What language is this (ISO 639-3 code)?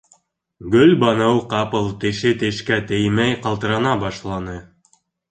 bak